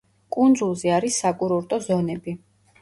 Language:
Georgian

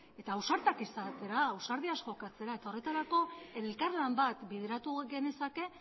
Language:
Basque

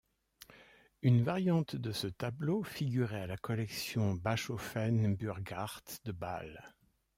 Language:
French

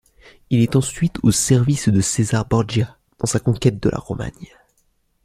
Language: French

